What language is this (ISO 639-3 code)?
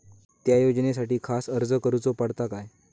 mar